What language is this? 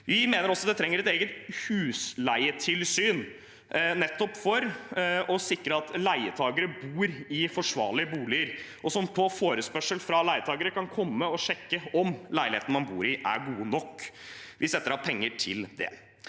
Norwegian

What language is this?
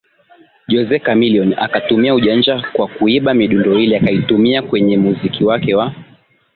Swahili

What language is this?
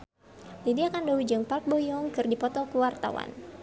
Sundanese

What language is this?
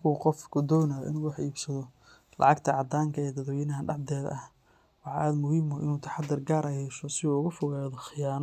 Somali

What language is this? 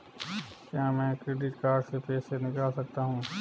Hindi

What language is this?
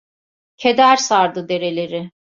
Turkish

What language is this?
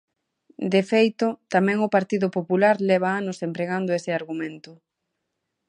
Galician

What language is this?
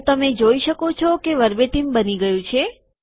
Gujarati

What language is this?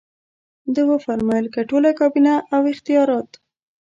Pashto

